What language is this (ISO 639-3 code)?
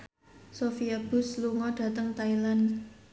jav